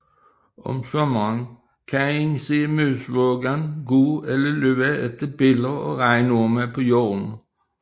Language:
Danish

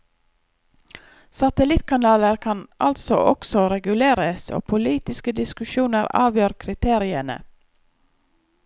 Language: Norwegian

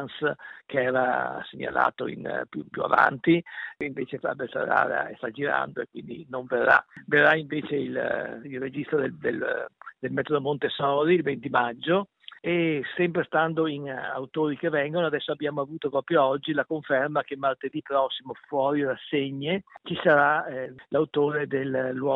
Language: Italian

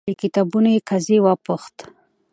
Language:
Pashto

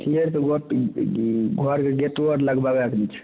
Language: Maithili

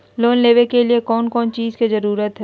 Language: Magahi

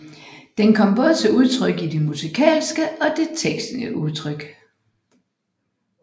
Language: Danish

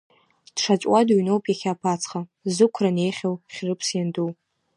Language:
Abkhazian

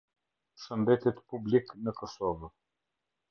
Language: Albanian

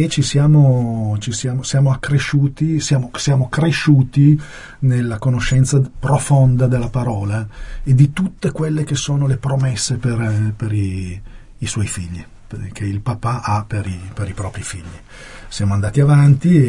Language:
Italian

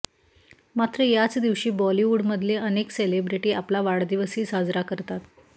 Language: Marathi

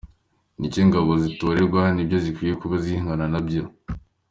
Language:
Kinyarwanda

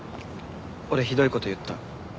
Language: Japanese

